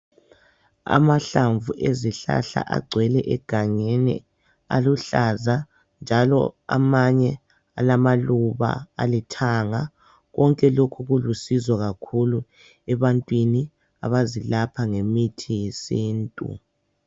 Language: North Ndebele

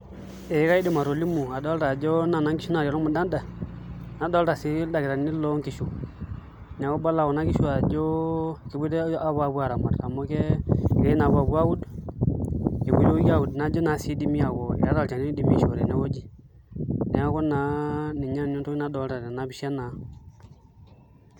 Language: Masai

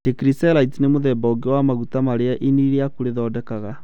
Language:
Kikuyu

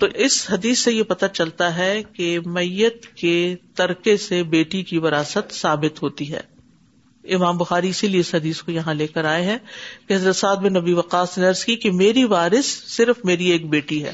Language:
Urdu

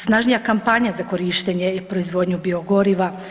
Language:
Croatian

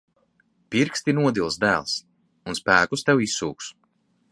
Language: Latvian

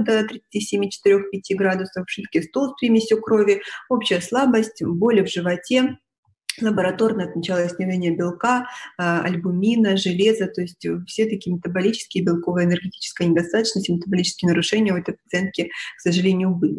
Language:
Russian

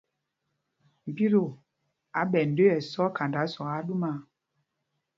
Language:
Mpumpong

